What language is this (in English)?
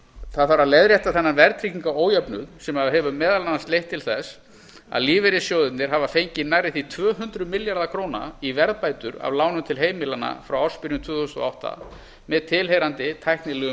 Icelandic